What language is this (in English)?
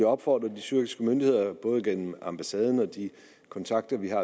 Danish